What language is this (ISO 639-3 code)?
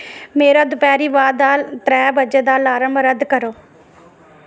doi